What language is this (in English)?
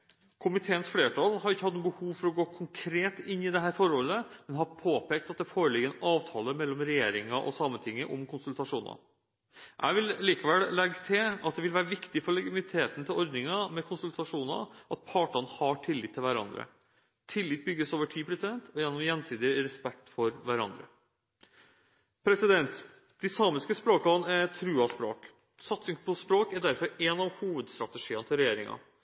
Norwegian Bokmål